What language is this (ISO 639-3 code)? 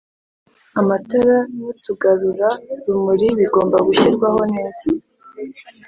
kin